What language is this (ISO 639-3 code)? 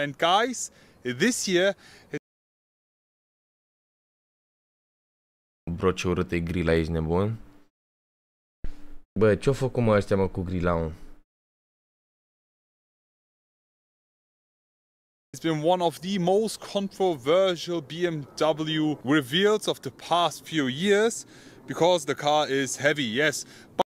ron